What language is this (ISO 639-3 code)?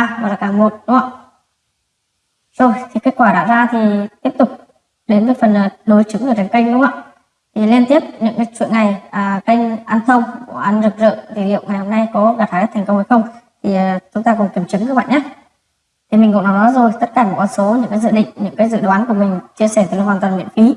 vie